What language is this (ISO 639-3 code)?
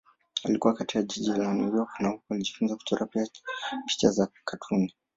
swa